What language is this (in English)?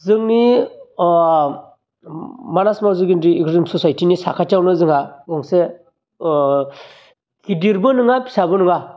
Bodo